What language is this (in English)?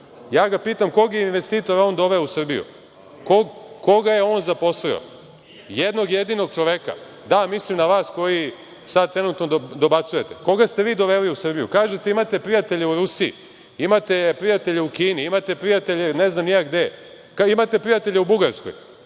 Serbian